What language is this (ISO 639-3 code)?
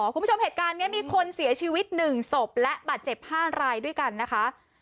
tha